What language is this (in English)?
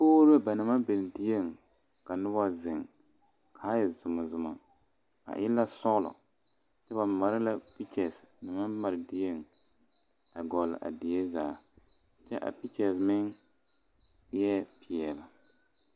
Southern Dagaare